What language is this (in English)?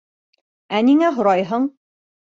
Bashkir